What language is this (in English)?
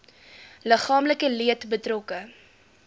Afrikaans